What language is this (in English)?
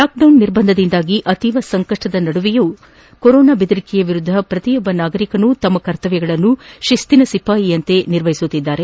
Kannada